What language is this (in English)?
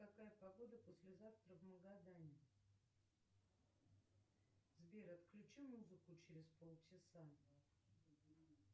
Russian